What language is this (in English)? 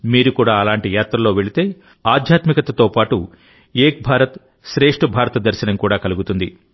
Telugu